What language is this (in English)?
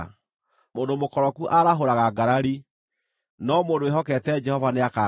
Kikuyu